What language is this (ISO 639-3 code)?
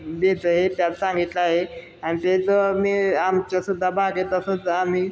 mar